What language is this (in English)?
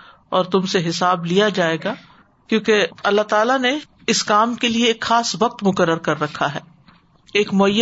Urdu